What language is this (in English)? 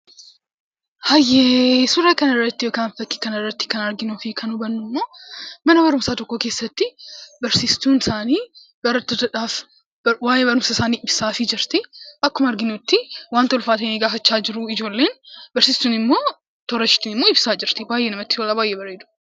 Oromo